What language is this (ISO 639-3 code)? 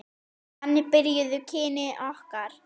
isl